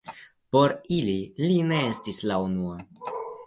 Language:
Esperanto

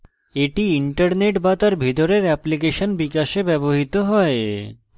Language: Bangla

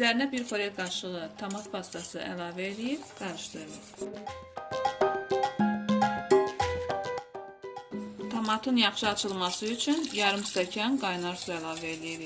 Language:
Turkish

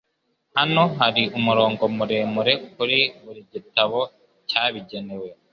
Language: Kinyarwanda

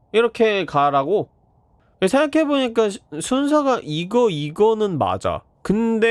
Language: Korean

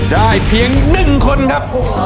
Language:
Thai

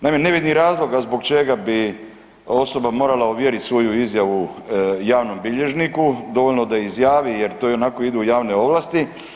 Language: Croatian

